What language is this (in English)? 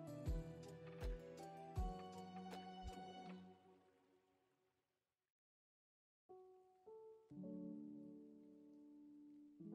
German